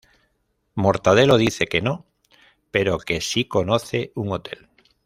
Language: Spanish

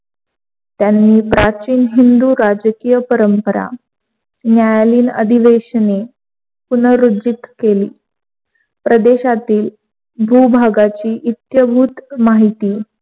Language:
Marathi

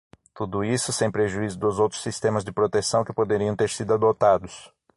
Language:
Portuguese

